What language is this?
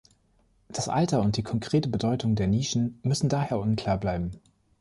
German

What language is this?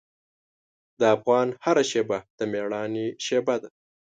Pashto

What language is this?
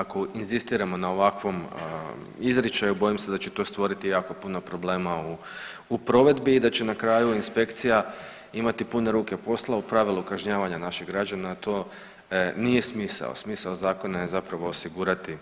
Croatian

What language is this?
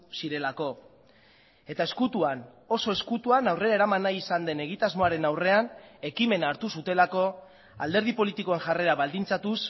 Basque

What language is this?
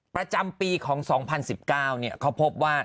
Thai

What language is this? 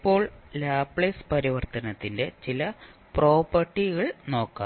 Malayalam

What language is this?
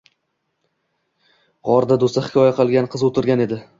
Uzbek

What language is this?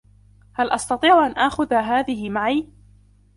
Arabic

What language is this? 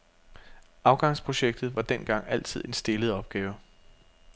Danish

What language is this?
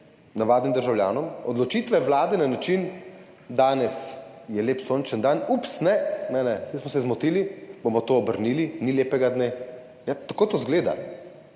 Slovenian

